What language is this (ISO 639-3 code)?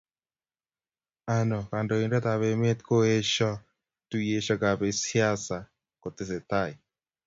kln